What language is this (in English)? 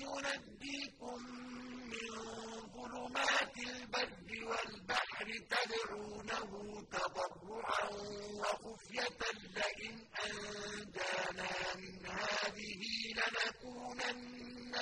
Arabic